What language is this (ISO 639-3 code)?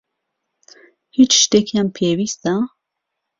ckb